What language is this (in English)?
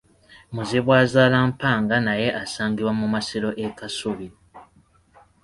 Ganda